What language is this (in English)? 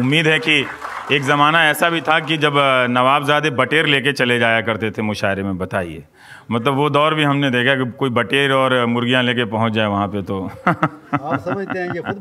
Hindi